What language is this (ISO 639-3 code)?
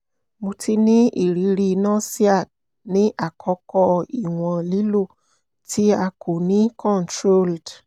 yor